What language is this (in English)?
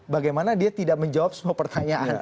Indonesian